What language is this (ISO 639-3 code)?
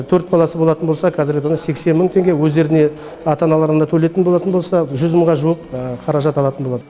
kaz